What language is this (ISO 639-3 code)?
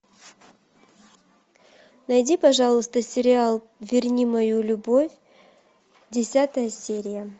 rus